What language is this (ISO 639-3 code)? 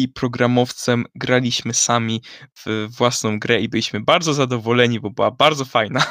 pol